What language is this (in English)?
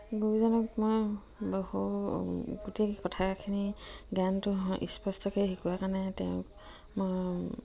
Assamese